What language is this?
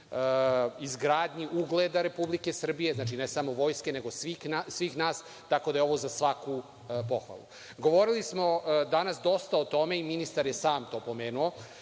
Serbian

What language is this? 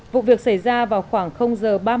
Vietnamese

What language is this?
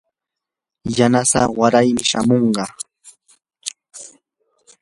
Yanahuanca Pasco Quechua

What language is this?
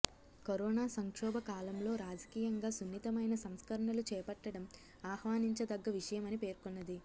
Telugu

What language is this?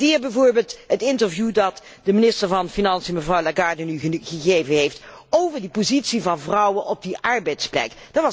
Dutch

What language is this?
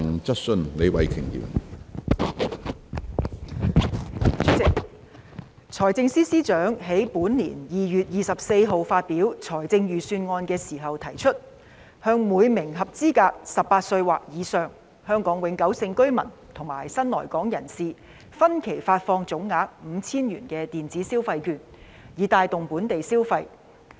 Cantonese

